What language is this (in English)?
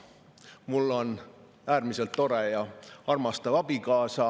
Estonian